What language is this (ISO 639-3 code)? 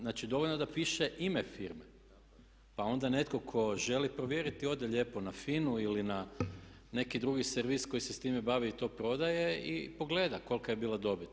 hrv